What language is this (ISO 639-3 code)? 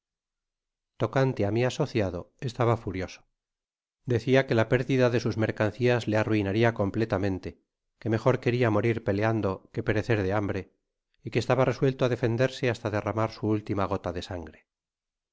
spa